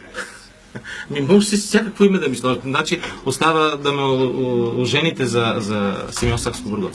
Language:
Bulgarian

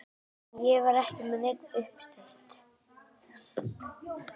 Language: Icelandic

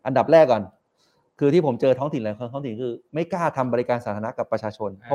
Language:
Thai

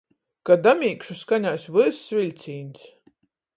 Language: Latgalian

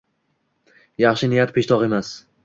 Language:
Uzbek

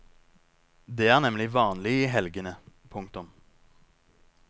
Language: Norwegian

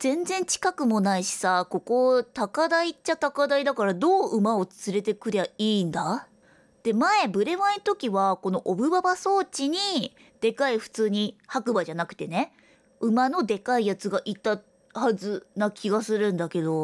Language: Japanese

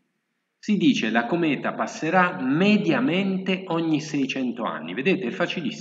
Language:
Italian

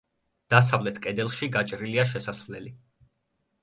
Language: Georgian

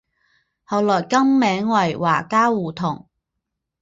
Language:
Chinese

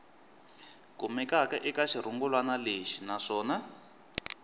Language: Tsonga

